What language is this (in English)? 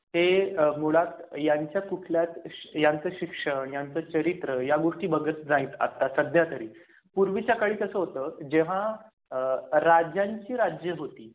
Marathi